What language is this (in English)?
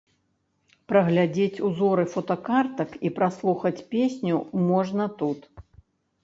Belarusian